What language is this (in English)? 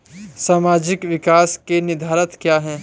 Hindi